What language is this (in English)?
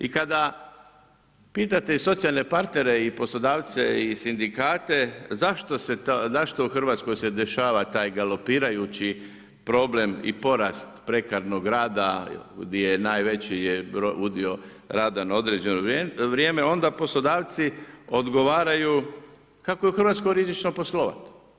Croatian